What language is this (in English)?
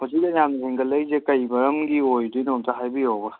Manipuri